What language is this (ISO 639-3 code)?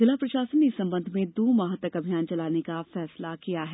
hin